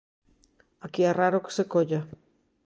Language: Galician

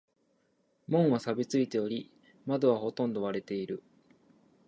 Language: Japanese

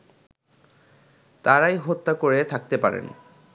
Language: Bangla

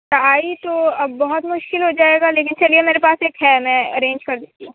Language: Urdu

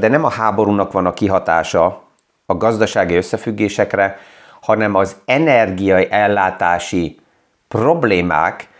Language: Hungarian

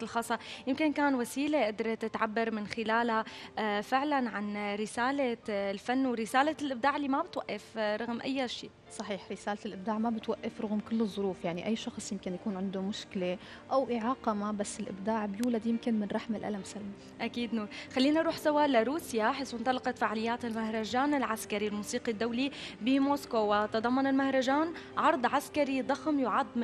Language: Arabic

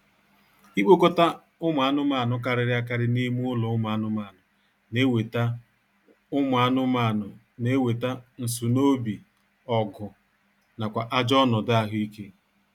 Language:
Igbo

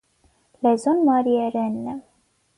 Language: Armenian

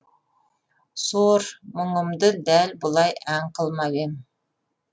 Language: Kazakh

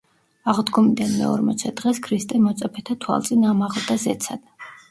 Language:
Georgian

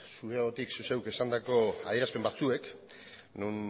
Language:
Basque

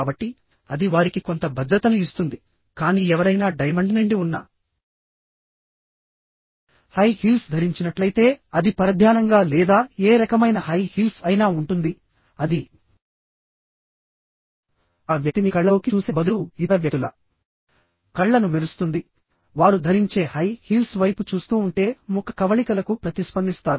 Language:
Telugu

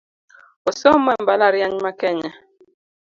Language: Luo (Kenya and Tanzania)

